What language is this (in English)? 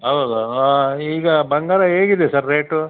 Kannada